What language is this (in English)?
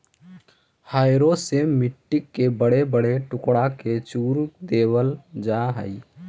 Magahi